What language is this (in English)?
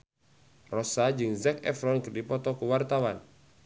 Sundanese